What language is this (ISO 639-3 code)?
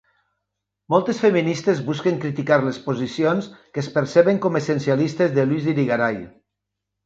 cat